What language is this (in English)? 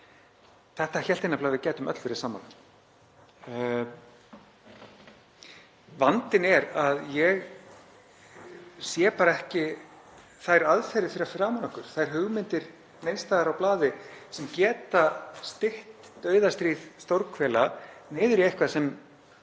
Icelandic